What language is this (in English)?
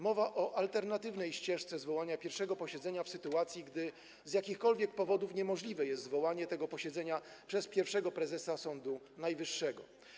Polish